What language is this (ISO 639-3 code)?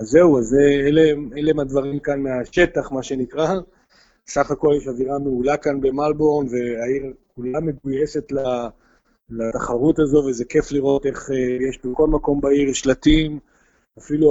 heb